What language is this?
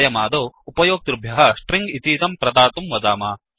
Sanskrit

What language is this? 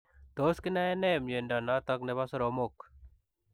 Kalenjin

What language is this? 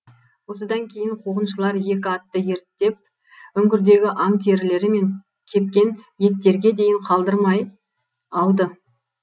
Kazakh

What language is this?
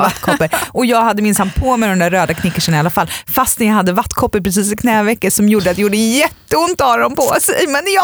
Swedish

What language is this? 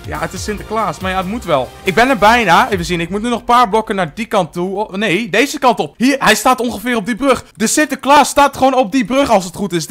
Dutch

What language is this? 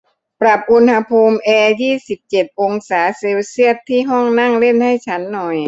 Thai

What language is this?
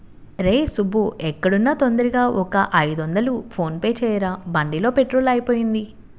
Telugu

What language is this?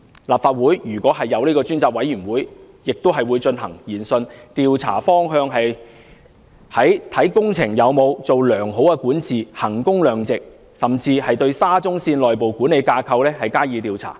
Cantonese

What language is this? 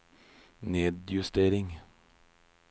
Norwegian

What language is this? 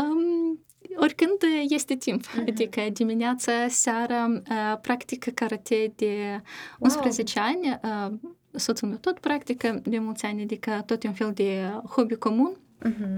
Romanian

